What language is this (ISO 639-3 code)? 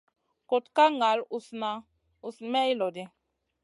mcn